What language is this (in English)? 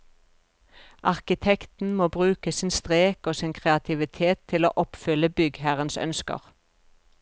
Norwegian